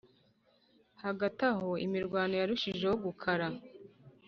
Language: Kinyarwanda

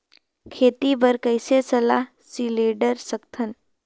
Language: Chhattisgarhi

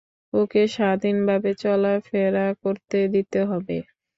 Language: Bangla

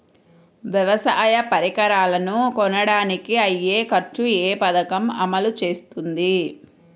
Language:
Telugu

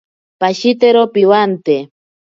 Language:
Ashéninka Perené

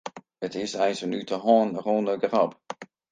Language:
Western Frisian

